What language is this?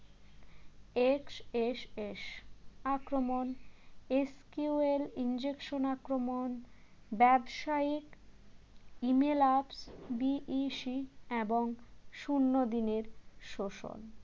Bangla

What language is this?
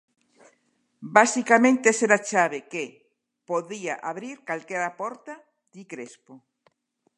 Galician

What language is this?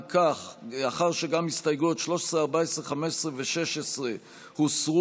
Hebrew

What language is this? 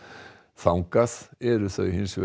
Icelandic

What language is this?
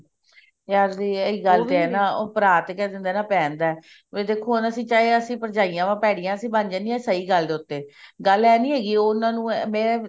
Punjabi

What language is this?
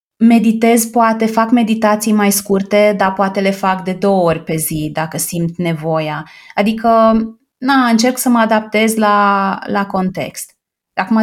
Romanian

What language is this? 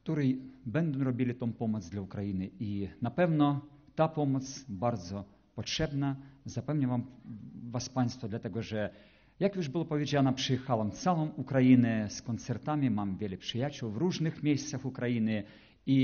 Polish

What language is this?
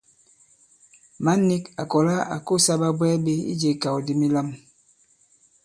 Bankon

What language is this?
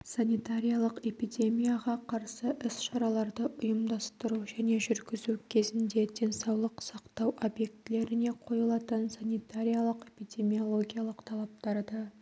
Kazakh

